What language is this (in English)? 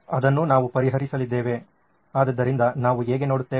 Kannada